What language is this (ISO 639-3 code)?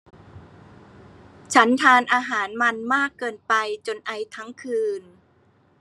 tha